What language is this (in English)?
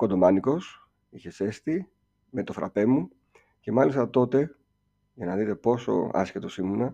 Greek